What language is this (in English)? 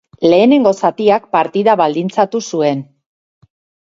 Basque